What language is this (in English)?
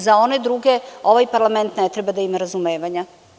Serbian